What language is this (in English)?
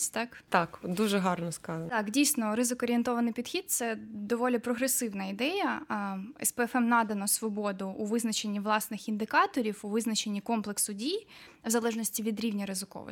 Ukrainian